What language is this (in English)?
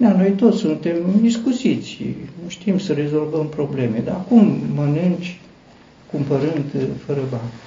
Romanian